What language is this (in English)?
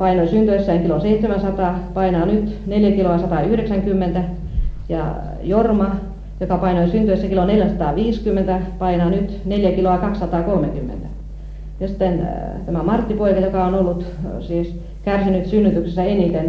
Finnish